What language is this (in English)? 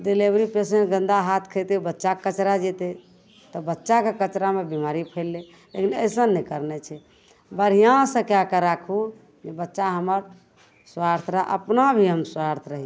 Maithili